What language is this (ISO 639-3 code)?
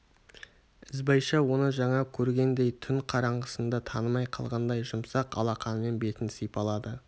kaz